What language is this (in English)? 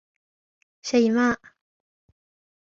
Arabic